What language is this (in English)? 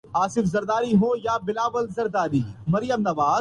Urdu